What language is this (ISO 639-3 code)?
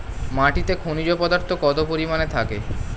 ben